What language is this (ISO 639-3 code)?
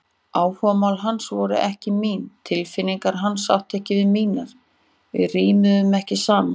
isl